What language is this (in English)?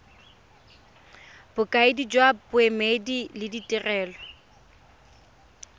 Tswana